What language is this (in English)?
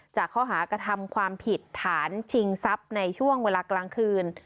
Thai